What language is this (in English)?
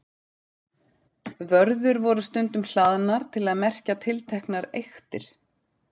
Icelandic